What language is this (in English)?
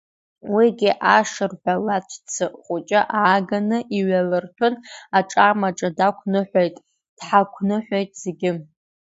Abkhazian